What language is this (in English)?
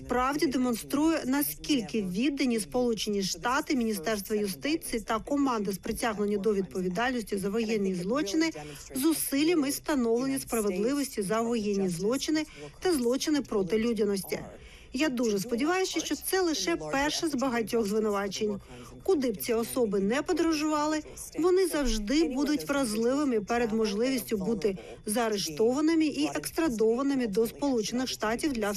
Ukrainian